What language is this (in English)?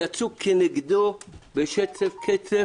Hebrew